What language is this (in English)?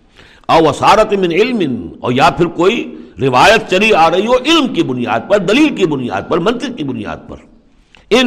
Urdu